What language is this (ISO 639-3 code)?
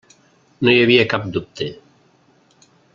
cat